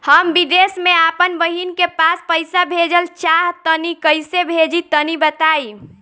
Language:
Bhojpuri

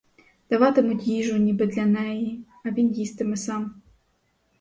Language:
Ukrainian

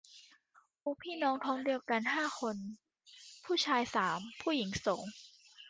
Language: Thai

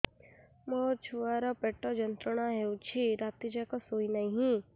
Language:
Odia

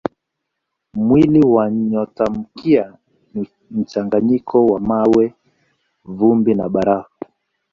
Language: Swahili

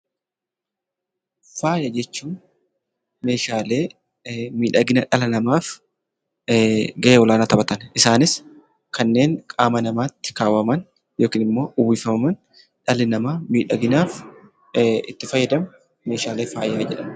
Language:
Oromo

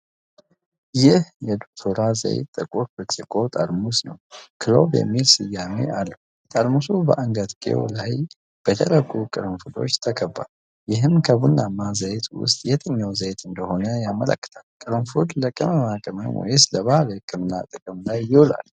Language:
Amharic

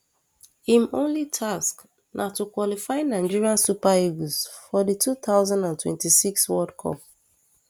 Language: Nigerian Pidgin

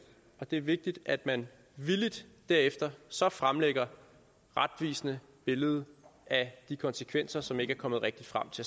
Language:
Danish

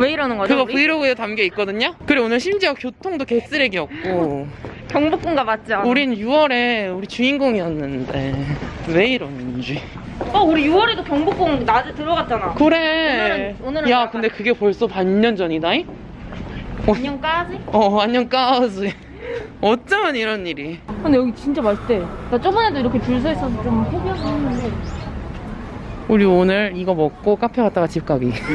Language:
Korean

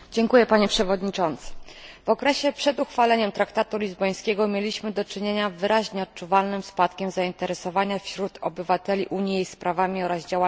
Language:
Polish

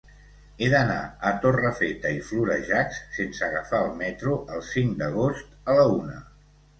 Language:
Catalan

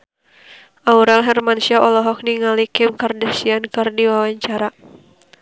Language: Sundanese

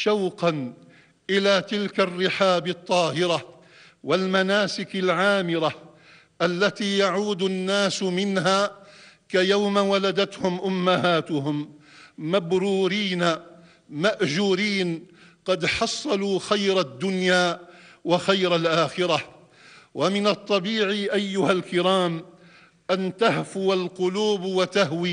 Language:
Arabic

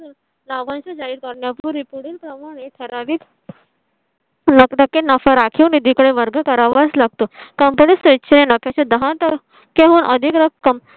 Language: Marathi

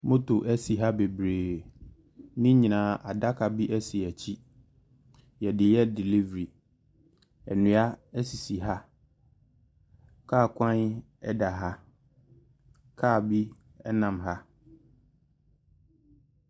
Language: Akan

